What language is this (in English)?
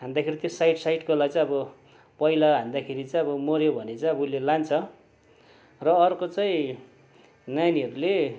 Nepali